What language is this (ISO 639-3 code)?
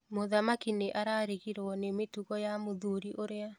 kik